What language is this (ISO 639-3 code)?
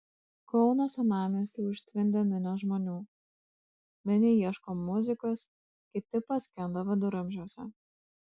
lit